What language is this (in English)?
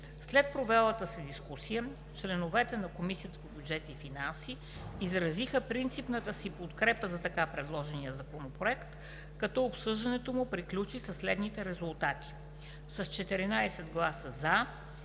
Bulgarian